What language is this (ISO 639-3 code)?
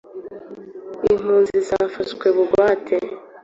kin